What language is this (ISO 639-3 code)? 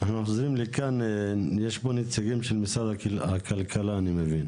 heb